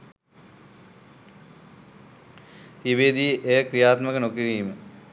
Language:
Sinhala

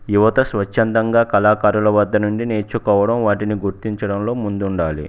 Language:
Telugu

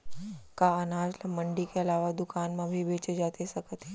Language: Chhattisgarhi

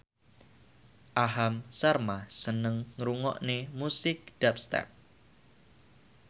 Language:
Javanese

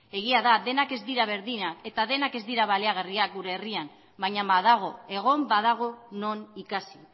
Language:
Basque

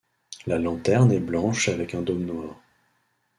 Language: French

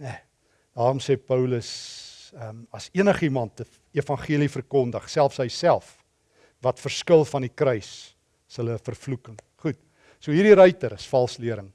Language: Dutch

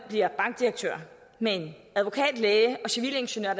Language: Danish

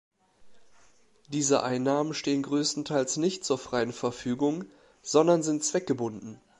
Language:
German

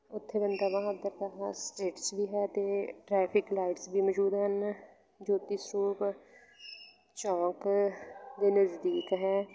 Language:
Punjabi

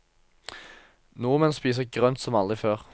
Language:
Norwegian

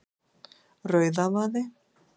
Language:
Icelandic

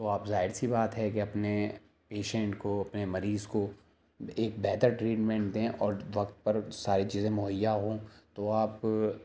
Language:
Urdu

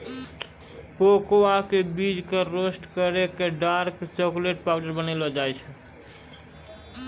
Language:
Maithili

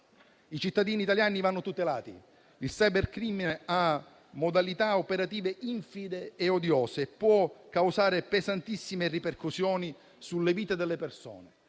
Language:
Italian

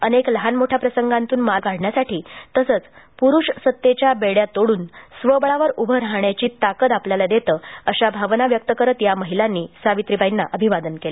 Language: Marathi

